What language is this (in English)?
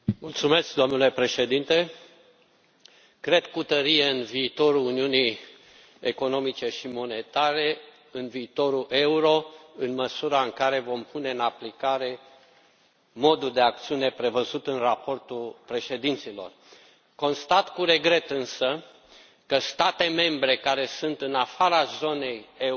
Romanian